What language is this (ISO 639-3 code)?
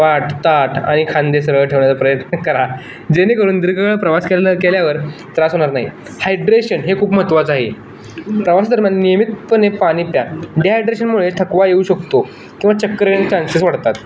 mar